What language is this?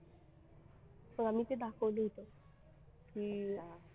Marathi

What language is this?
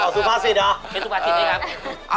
Thai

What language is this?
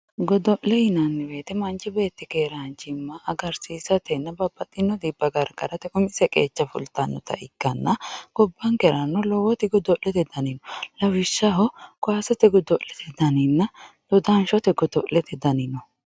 Sidamo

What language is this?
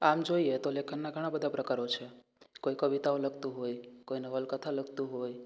Gujarati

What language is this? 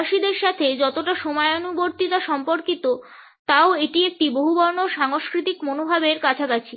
Bangla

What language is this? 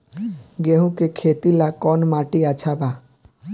Bhojpuri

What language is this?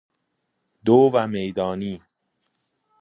Persian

